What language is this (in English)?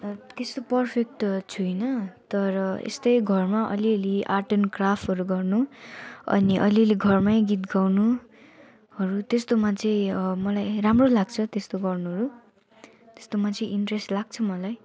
Nepali